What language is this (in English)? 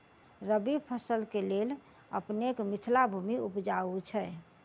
Maithili